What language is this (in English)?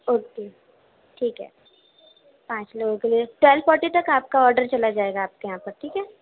Urdu